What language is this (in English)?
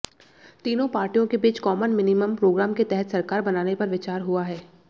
Hindi